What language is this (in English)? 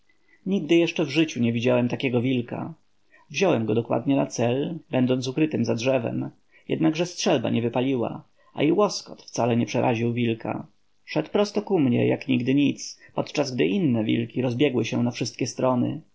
Polish